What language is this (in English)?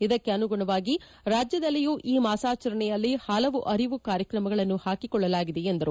Kannada